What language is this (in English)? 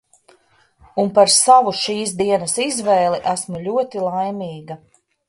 Latvian